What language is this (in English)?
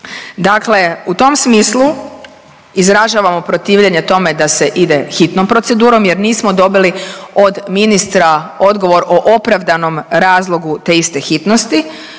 Croatian